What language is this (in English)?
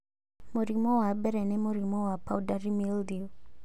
Kikuyu